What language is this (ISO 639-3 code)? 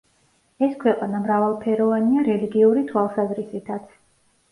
kat